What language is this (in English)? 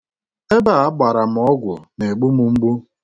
Igbo